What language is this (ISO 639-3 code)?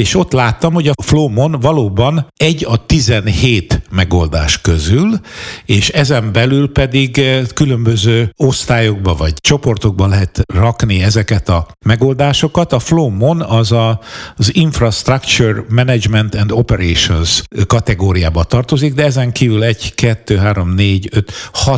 hun